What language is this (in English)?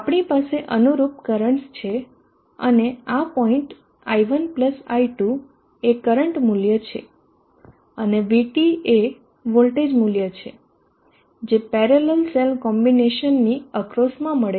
Gujarati